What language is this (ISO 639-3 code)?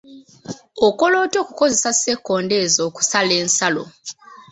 lug